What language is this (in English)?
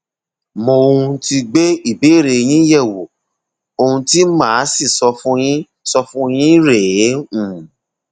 Yoruba